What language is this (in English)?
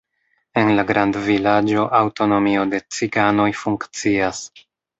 Esperanto